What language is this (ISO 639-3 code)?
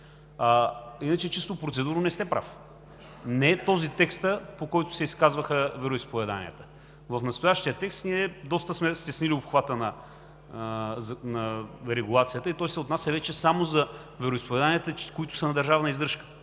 bul